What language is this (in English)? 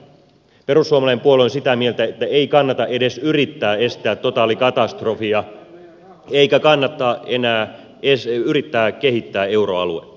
Finnish